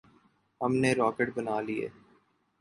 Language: Urdu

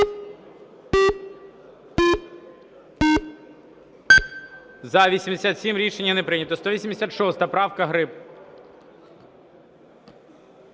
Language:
Ukrainian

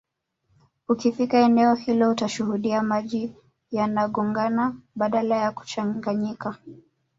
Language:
Swahili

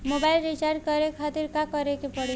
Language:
Bhojpuri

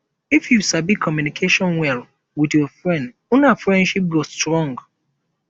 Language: Nigerian Pidgin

